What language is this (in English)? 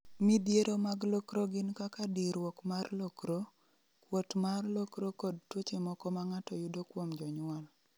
Luo (Kenya and Tanzania)